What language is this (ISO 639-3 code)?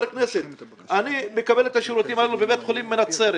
heb